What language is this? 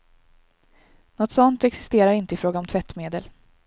Swedish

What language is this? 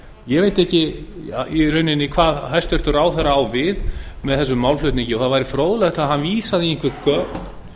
Icelandic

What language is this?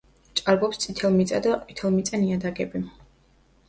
Georgian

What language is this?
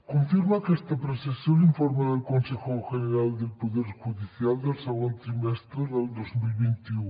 Catalan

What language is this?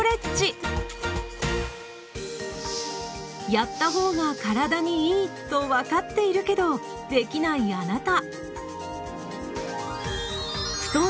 Japanese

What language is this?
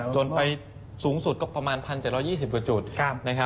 Thai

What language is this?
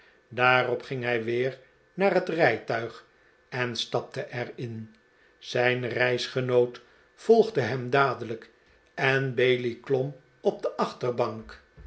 Dutch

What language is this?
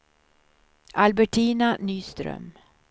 Swedish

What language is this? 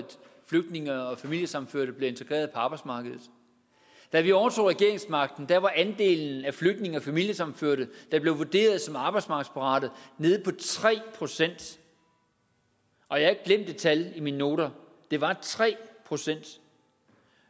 Danish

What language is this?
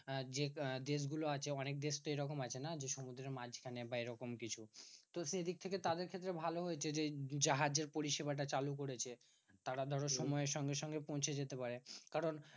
Bangla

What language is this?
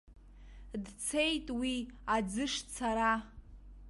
Abkhazian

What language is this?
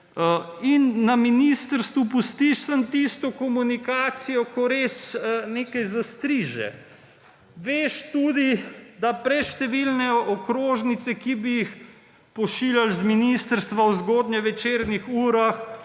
Slovenian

